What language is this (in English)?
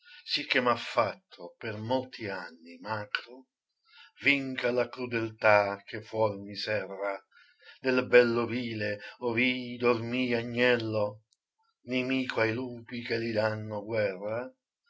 Italian